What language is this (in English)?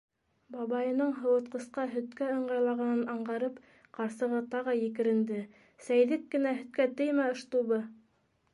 Bashkir